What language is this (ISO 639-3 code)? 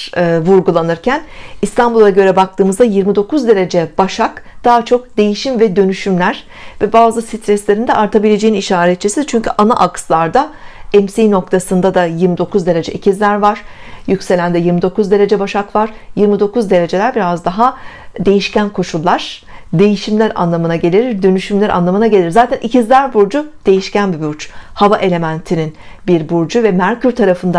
tur